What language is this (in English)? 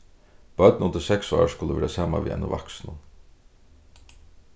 Faroese